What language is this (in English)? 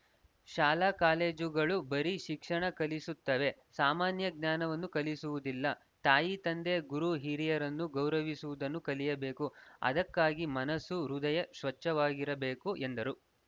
Kannada